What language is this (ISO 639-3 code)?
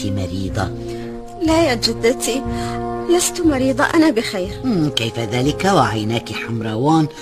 ara